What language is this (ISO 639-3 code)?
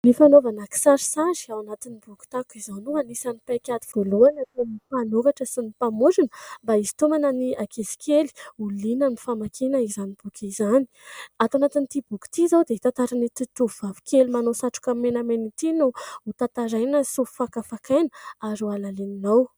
mlg